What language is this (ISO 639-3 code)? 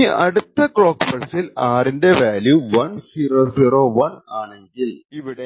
mal